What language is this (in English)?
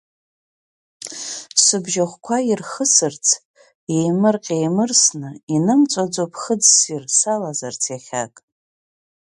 Abkhazian